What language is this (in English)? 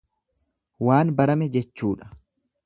Oromo